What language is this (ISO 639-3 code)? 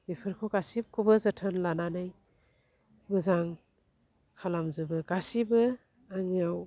brx